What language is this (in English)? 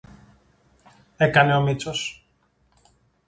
Greek